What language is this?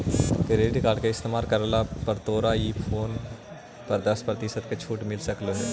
Magahi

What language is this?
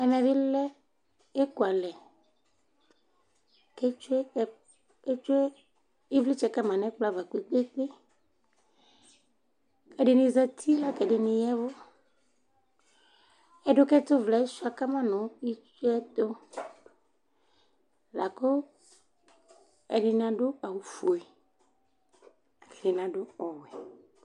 Ikposo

